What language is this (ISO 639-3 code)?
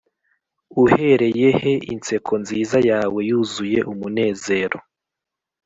kin